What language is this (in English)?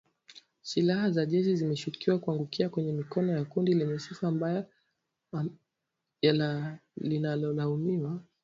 Swahili